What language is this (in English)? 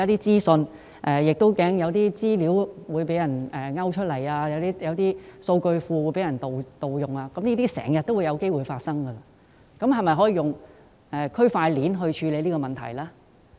Cantonese